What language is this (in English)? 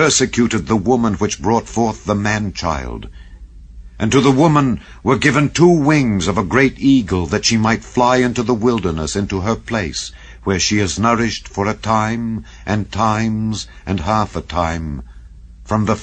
English